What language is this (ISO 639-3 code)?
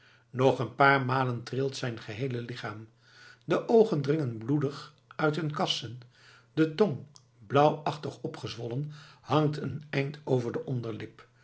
nld